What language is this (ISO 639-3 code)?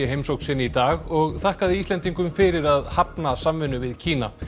isl